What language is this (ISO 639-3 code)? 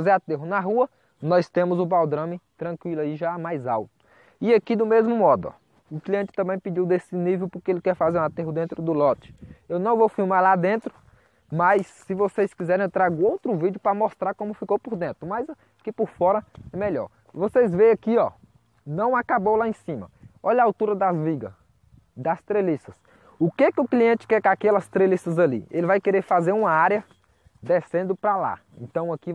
por